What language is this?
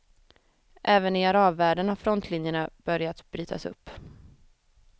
Swedish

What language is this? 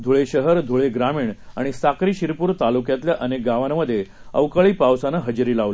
Marathi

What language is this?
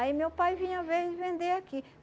Portuguese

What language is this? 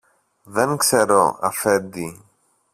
Greek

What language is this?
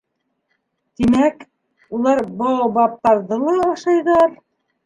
Bashkir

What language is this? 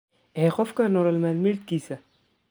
Somali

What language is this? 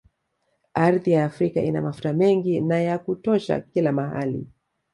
Swahili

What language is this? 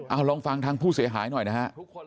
Thai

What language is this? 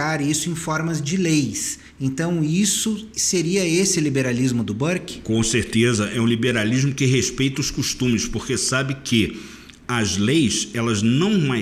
Portuguese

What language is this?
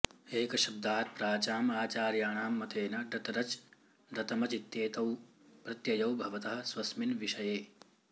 Sanskrit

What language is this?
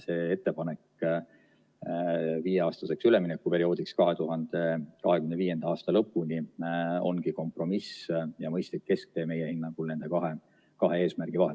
Estonian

